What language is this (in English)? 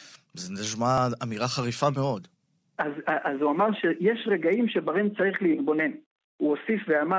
Hebrew